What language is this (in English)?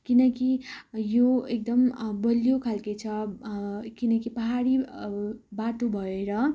Nepali